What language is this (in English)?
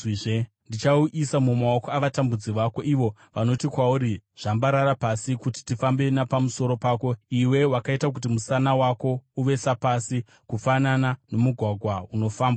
Shona